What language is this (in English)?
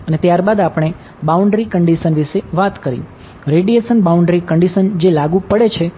Gujarati